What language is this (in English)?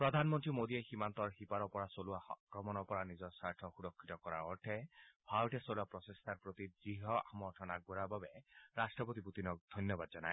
Assamese